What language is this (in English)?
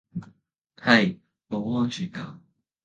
Cantonese